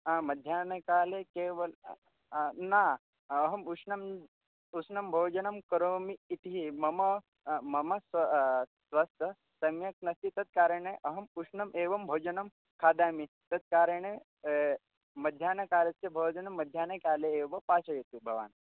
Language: Sanskrit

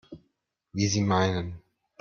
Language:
German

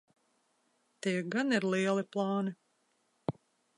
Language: Latvian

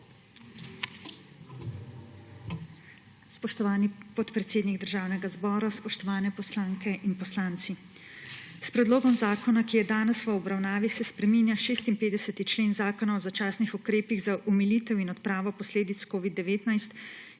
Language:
Slovenian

